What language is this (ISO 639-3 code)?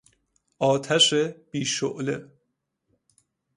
fas